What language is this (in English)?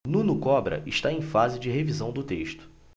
Portuguese